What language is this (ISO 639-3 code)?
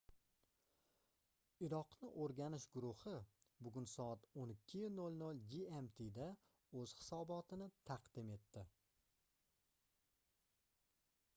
uzb